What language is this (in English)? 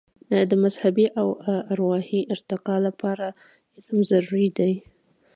Pashto